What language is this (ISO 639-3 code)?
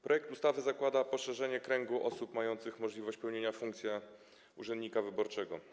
pol